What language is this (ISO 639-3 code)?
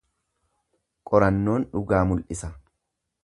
orm